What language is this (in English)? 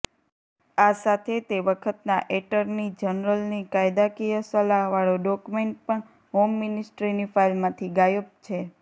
Gujarati